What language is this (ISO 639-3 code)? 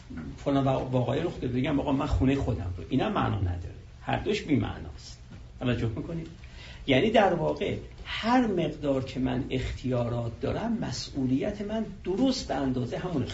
fas